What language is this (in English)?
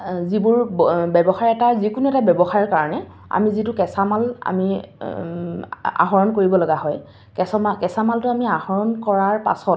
Assamese